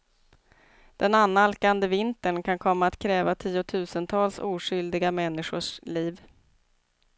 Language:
Swedish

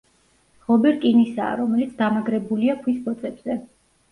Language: Georgian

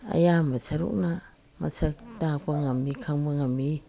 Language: Manipuri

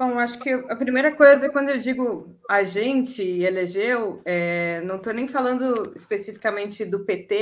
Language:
Portuguese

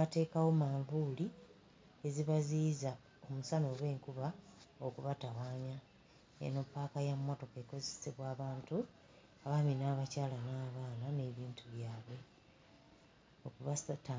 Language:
Ganda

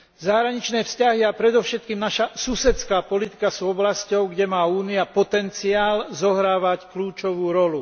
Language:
Slovak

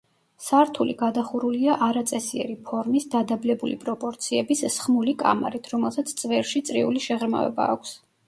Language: Georgian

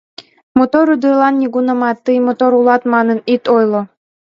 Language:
Mari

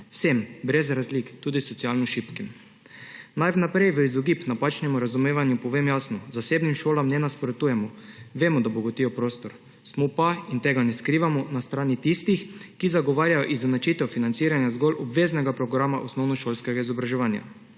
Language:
Slovenian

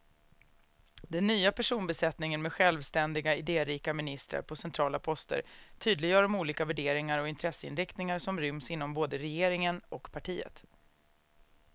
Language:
Swedish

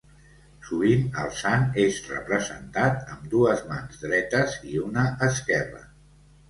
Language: Catalan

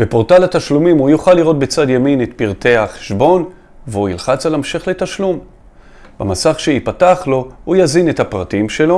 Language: Hebrew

